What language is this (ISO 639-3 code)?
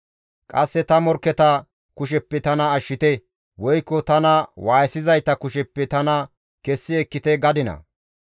gmv